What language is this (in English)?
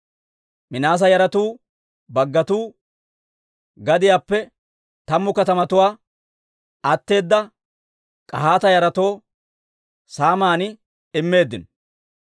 Dawro